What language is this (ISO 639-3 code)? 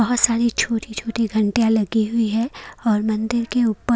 hin